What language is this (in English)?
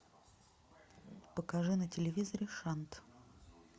Russian